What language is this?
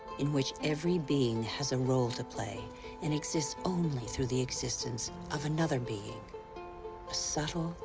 English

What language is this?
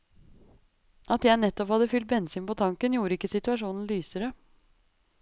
Norwegian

